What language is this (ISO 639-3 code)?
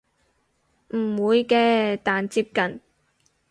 yue